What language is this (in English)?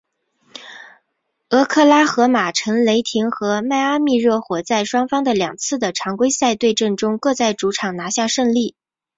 Chinese